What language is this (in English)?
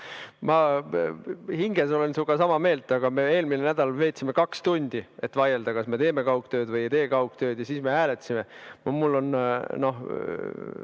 Estonian